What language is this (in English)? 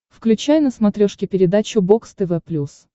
Russian